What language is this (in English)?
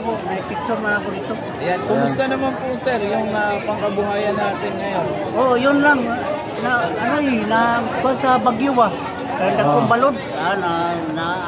Filipino